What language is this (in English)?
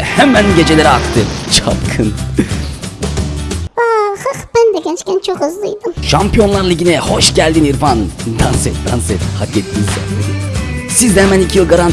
Turkish